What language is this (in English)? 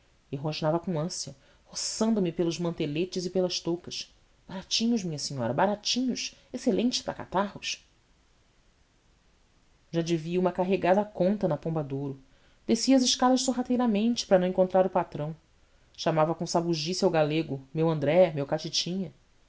Portuguese